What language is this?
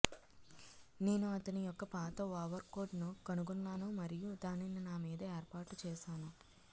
Telugu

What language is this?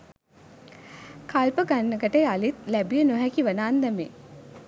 Sinhala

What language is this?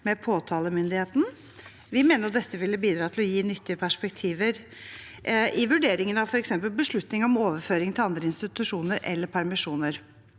Norwegian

